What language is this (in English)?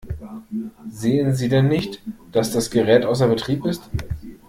German